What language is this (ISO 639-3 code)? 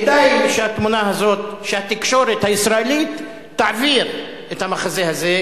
heb